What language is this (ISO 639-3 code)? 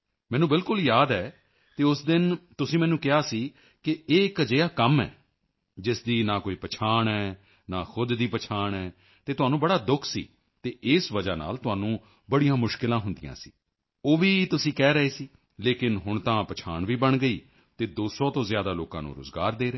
pan